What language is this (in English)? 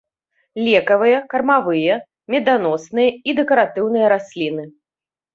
Belarusian